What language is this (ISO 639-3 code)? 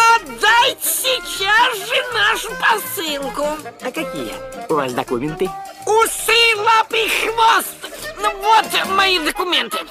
rus